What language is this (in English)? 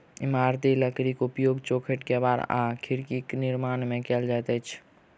Maithili